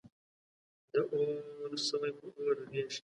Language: Pashto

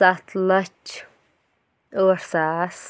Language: Kashmiri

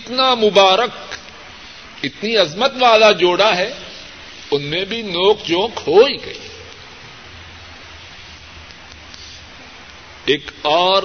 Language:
Urdu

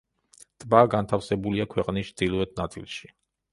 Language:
Georgian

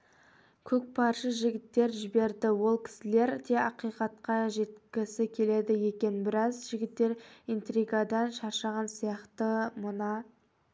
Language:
Kazakh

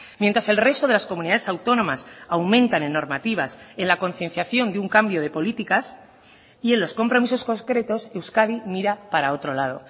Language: Spanish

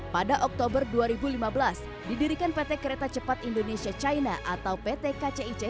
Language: Indonesian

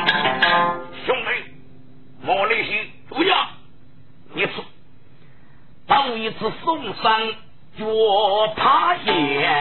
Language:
Chinese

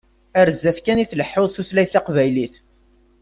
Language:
Kabyle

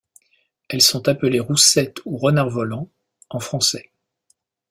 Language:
French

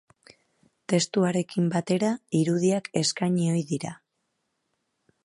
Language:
Basque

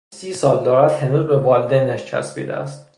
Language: Persian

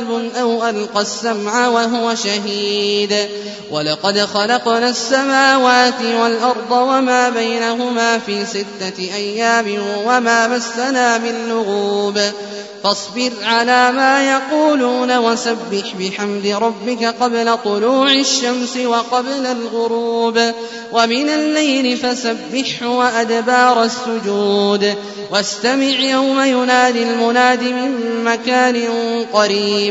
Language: Arabic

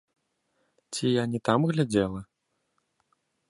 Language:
Belarusian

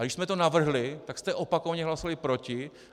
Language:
Czech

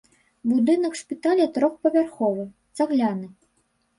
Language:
Belarusian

